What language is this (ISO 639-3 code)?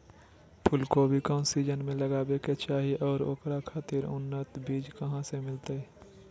mag